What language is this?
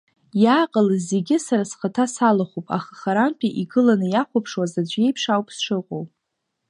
Abkhazian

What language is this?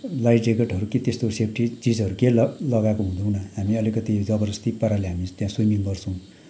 Nepali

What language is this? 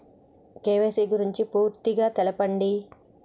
Telugu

